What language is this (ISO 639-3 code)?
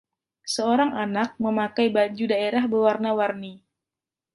ind